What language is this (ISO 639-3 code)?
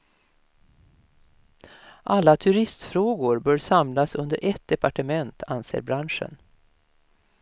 swe